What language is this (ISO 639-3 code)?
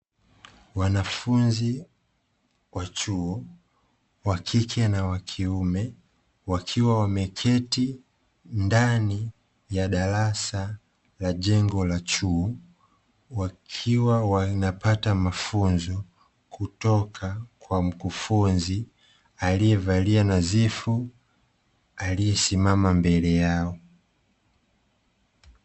swa